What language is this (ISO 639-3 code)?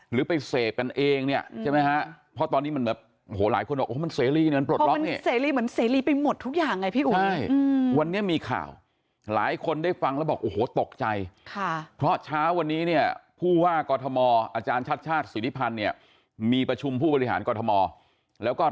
tha